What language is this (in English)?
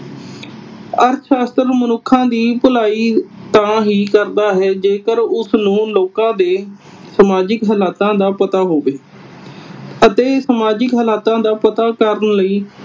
Punjabi